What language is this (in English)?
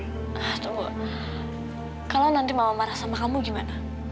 Indonesian